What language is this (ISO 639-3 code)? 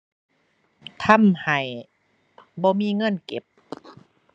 tha